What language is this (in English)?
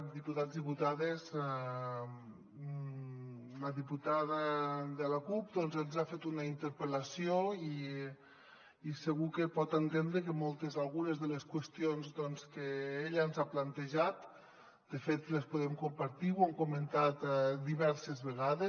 Catalan